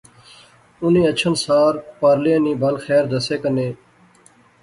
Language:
Pahari-Potwari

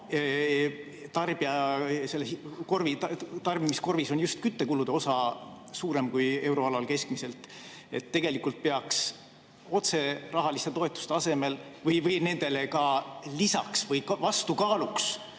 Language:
Estonian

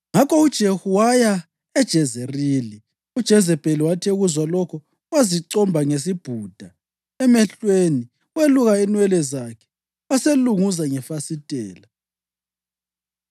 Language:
North Ndebele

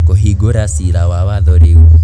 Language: Kikuyu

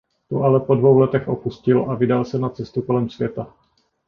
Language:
Czech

